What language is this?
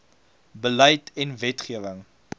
Afrikaans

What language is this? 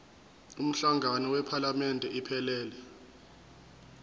Zulu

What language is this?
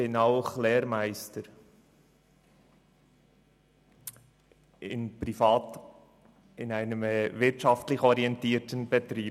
Swiss German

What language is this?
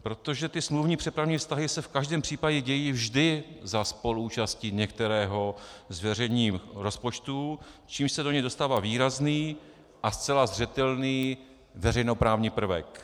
Czech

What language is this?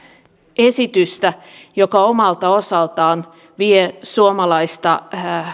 Finnish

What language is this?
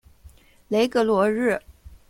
Chinese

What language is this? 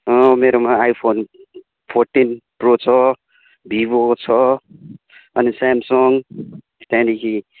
Nepali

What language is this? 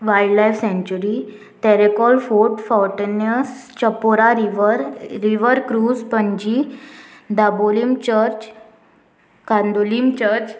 Konkani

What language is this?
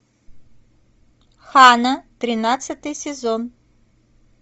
Russian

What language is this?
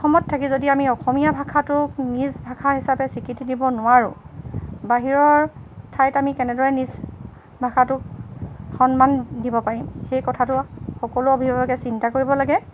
Assamese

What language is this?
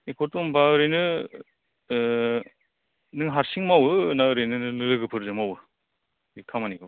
Bodo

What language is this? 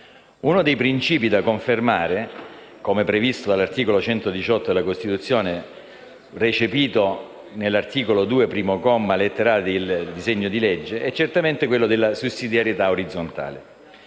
Italian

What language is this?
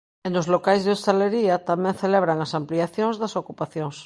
Galician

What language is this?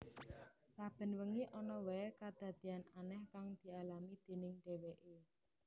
Javanese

